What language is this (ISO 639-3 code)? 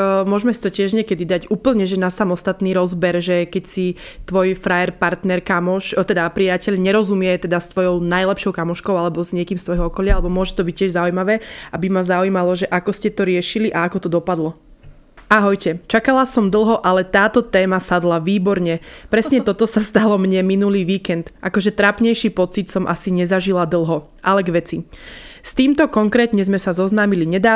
slk